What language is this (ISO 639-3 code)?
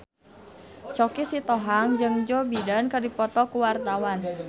sun